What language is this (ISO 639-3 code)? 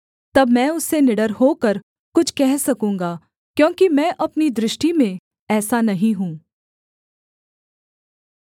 hin